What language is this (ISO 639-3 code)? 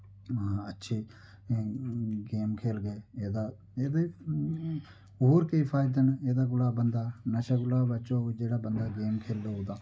doi